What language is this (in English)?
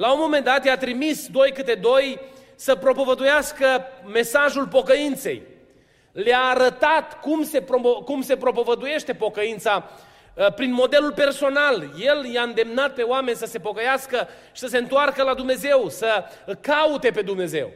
Romanian